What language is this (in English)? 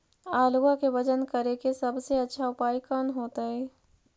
Magahi